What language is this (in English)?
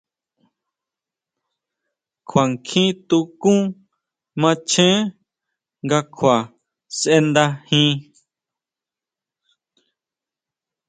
Huautla Mazatec